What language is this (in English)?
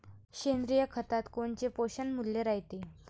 Marathi